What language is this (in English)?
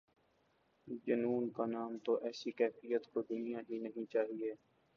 Urdu